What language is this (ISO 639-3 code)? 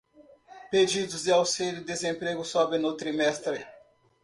por